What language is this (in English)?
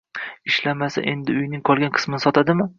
Uzbek